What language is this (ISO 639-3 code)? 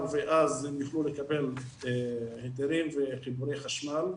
heb